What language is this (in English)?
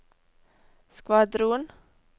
Norwegian